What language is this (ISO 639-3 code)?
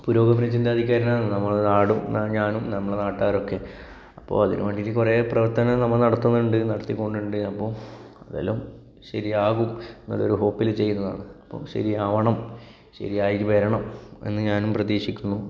mal